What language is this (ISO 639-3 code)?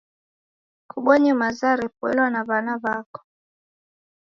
dav